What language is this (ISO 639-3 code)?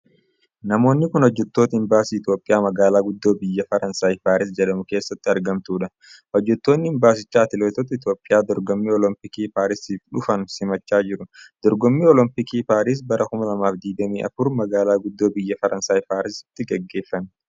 orm